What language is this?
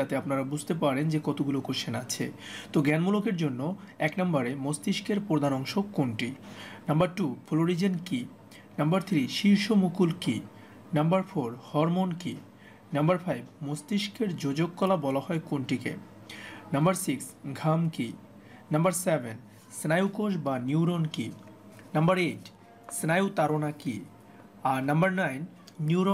Bangla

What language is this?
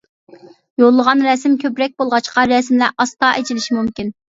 Uyghur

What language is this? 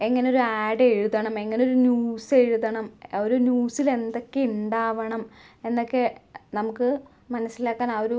Malayalam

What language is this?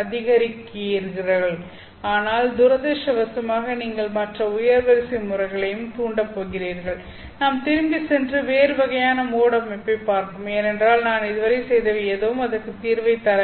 Tamil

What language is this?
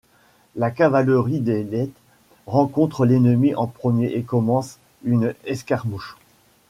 French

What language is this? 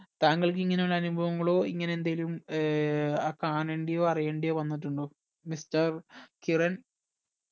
Malayalam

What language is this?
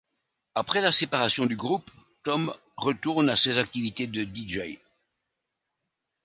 French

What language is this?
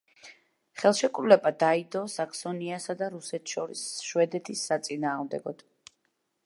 Georgian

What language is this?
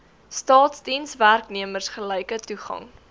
Afrikaans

